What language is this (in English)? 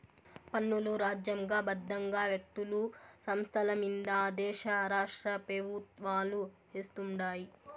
Telugu